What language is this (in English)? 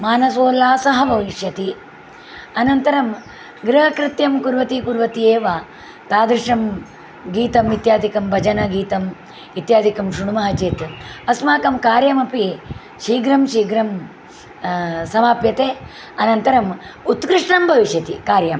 Sanskrit